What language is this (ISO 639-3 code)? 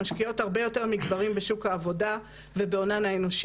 heb